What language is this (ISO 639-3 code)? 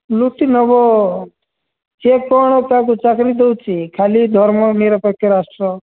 ori